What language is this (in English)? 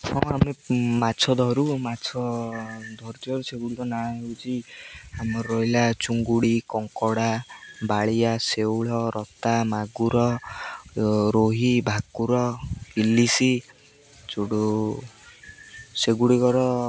Odia